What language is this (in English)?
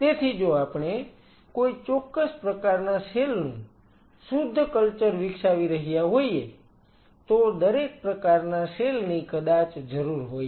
Gujarati